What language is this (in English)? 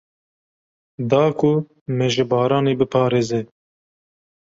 Kurdish